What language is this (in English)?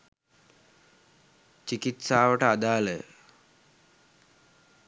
Sinhala